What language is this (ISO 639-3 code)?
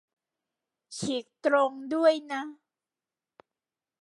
tha